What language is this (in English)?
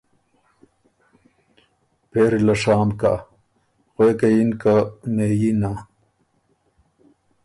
Ormuri